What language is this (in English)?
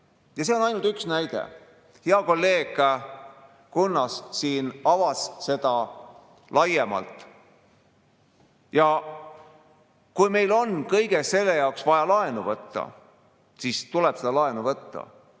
Estonian